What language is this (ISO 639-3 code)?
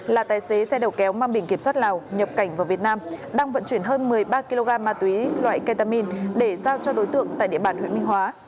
vie